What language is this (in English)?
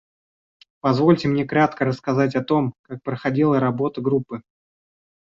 Russian